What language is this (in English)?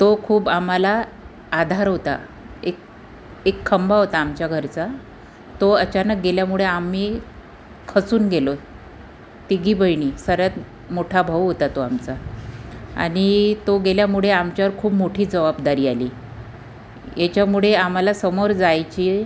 Marathi